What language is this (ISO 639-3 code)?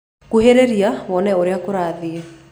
kik